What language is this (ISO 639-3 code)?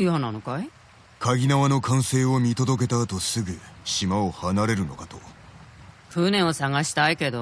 jpn